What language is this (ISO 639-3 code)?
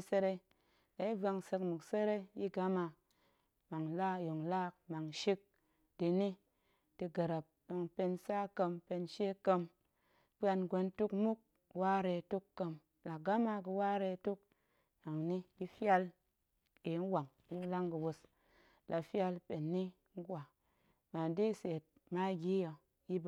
ank